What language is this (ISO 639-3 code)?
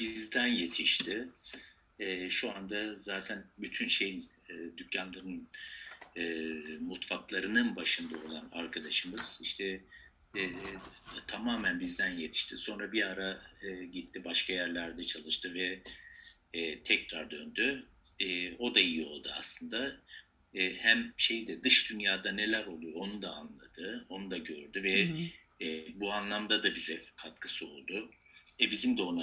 tur